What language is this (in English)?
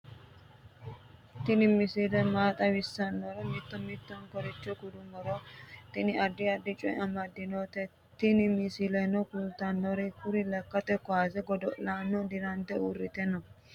Sidamo